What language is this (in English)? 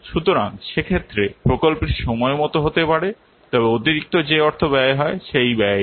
Bangla